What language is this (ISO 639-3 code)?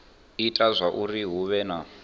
ven